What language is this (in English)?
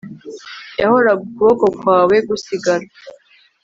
Kinyarwanda